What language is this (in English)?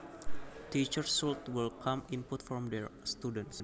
Javanese